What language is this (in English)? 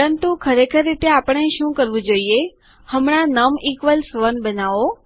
Gujarati